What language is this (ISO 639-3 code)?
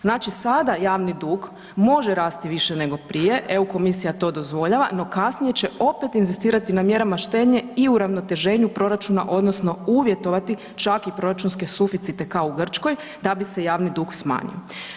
hrv